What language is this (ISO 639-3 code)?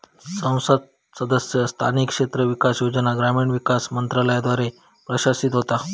mar